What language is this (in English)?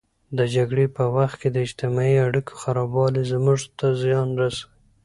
Pashto